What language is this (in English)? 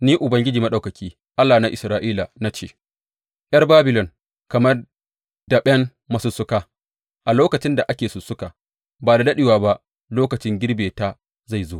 Hausa